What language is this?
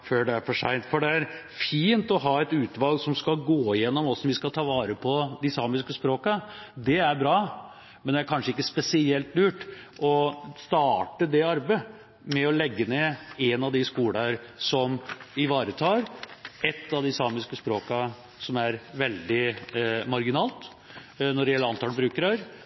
Norwegian Bokmål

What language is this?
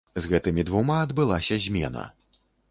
Belarusian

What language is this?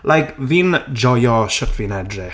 Welsh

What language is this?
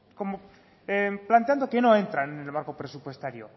Spanish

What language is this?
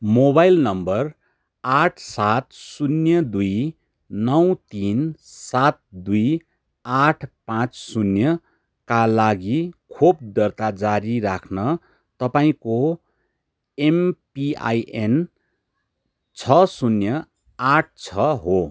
Nepali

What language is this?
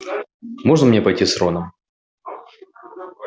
Russian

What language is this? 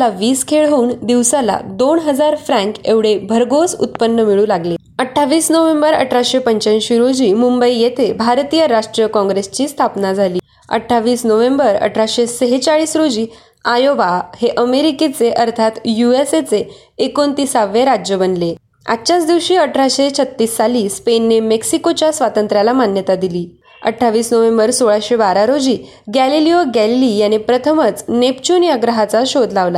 Marathi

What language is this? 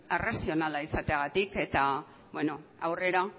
Basque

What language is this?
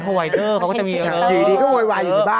Thai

